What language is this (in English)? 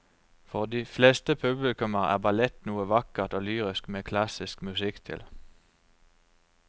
Norwegian